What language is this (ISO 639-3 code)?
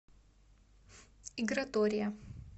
rus